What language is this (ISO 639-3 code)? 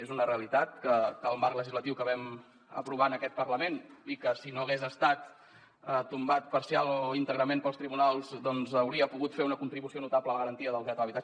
cat